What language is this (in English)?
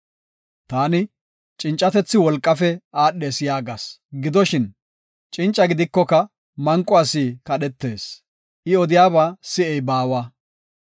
Gofa